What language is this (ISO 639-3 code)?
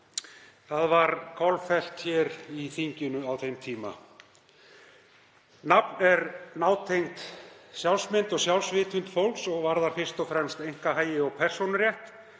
isl